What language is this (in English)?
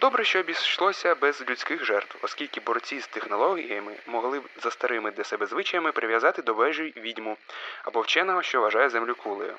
Ukrainian